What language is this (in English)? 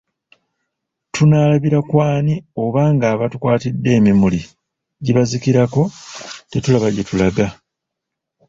Ganda